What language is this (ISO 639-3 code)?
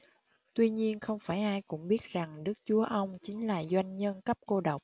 vie